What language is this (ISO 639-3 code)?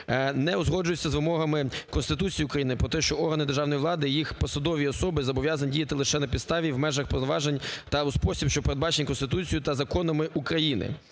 ukr